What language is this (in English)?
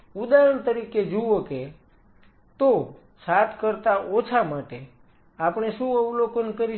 Gujarati